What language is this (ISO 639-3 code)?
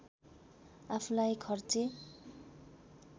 nep